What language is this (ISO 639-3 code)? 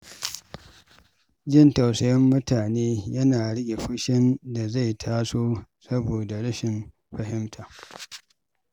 hau